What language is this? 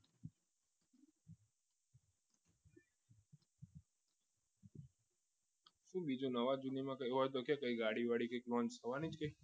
Gujarati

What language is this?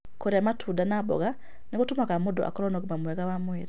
Kikuyu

